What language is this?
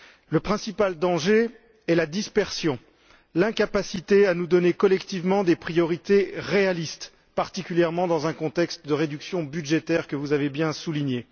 French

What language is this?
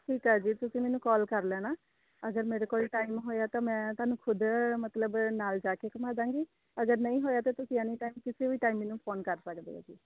Punjabi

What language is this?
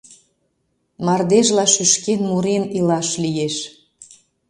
Mari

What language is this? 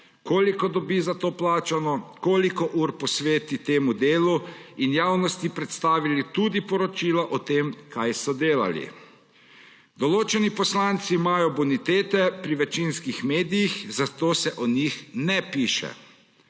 Slovenian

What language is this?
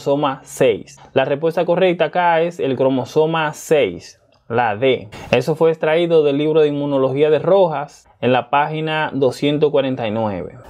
Spanish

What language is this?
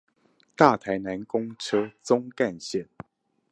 Chinese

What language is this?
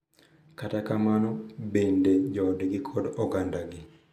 Luo (Kenya and Tanzania)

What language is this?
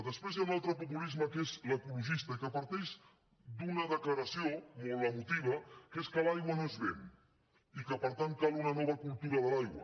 Catalan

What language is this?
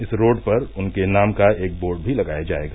Hindi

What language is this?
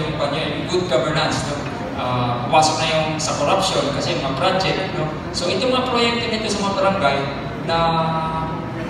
Filipino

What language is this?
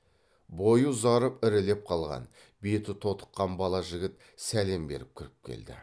Kazakh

